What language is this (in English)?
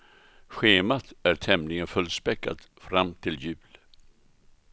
Swedish